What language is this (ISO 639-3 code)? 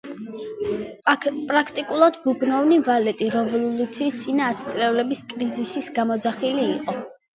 kat